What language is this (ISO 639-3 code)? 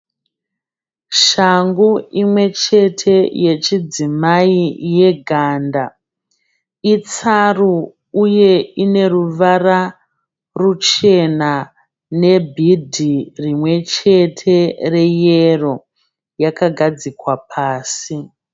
sna